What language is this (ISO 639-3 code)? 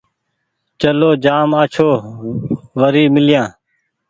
gig